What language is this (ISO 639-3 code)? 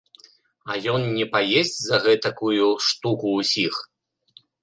bel